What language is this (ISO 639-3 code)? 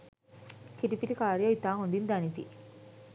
sin